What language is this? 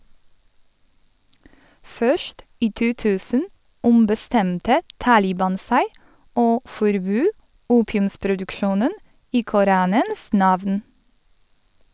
Norwegian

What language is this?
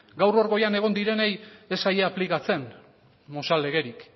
Basque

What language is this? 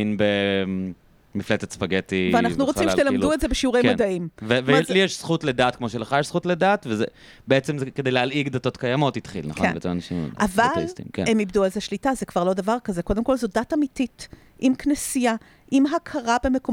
Hebrew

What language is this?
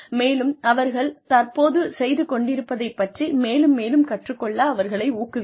Tamil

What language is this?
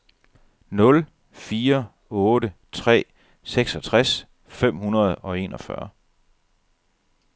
Danish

